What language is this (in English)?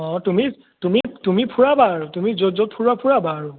Assamese